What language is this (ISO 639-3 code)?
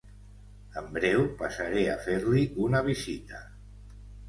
cat